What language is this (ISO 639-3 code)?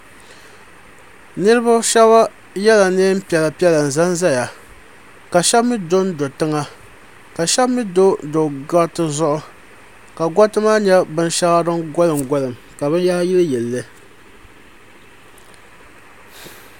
dag